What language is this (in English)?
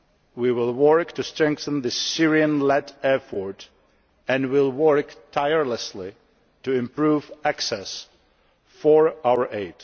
English